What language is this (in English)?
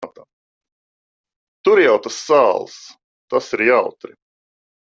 Latvian